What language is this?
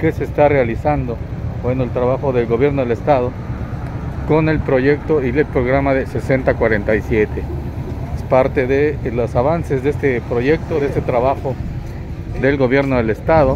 Spanish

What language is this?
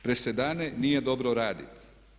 Croatian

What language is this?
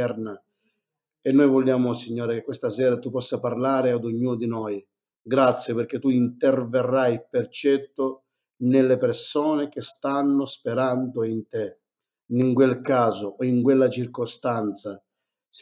Italian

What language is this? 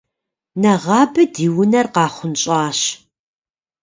Kabardian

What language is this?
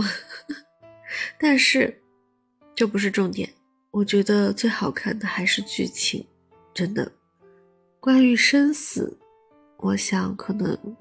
Chinese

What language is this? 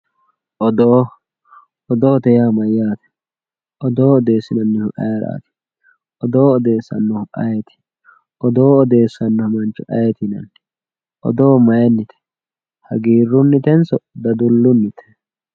Sidamo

